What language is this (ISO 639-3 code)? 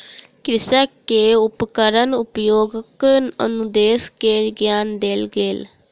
mai